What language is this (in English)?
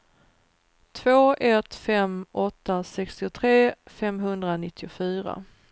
Swedish